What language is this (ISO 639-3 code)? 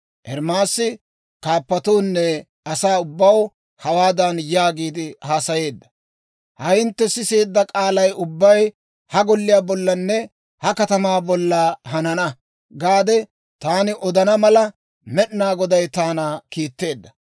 dwr